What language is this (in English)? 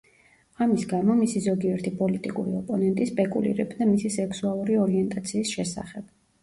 Georgian